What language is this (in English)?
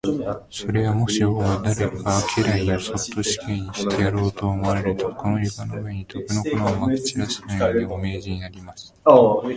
Japanese